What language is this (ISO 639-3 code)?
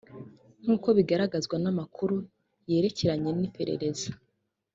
kin